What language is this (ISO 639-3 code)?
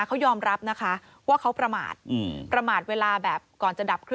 tha